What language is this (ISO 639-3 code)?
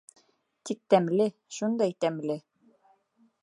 bak